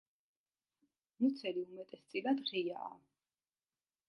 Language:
Georgian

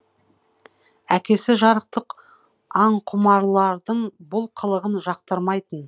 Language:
Kazakh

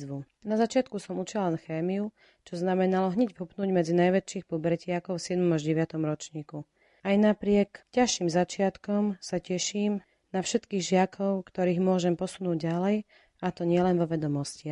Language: Slovak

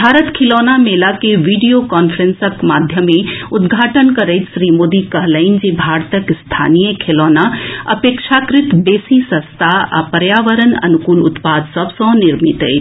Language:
Maithili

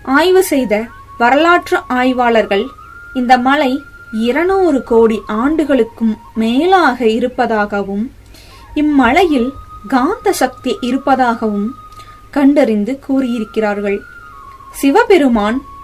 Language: Tamil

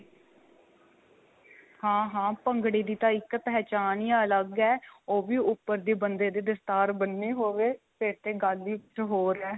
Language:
Punjabi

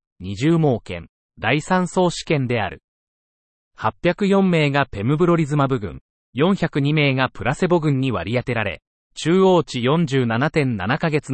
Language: Japanese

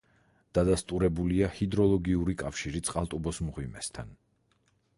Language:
Georgian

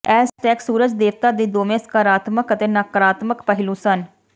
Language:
Punjabi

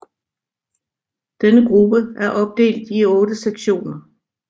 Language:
Danish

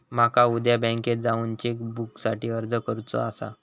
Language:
Marathi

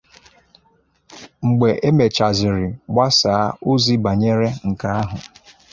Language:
Igbo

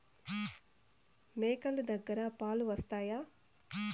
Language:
Telugu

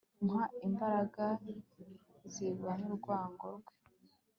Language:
Kinyarwanda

